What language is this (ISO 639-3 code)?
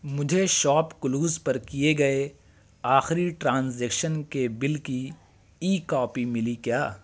urd